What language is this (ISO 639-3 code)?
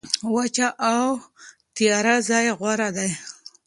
pus